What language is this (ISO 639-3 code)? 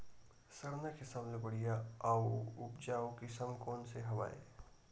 hne